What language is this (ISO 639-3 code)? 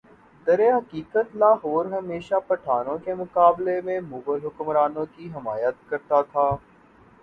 urd